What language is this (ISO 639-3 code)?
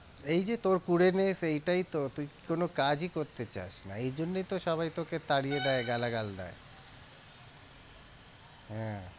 ben